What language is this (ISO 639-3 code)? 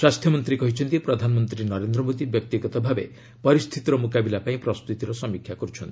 ori